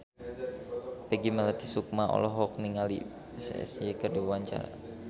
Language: Sundanese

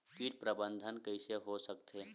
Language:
Chhattisgarhi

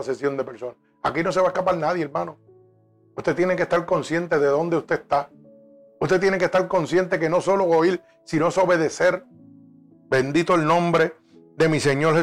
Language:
Spanish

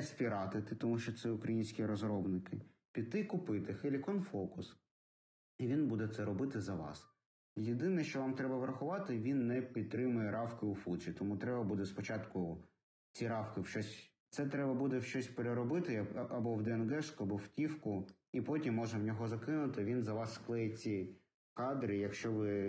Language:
Ukrainian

